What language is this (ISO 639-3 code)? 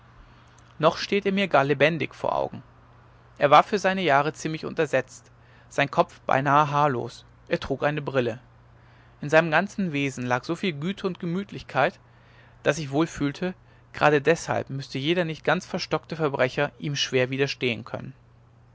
deu